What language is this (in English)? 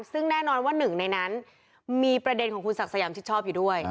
Thai